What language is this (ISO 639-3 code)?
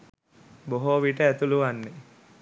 sin